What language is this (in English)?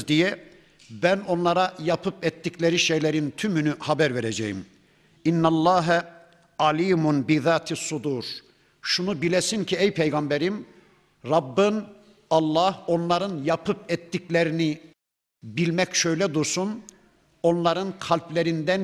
Turkish